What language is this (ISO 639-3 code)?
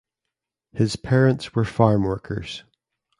eng